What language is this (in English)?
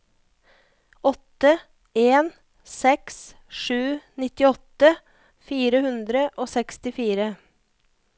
Norwegian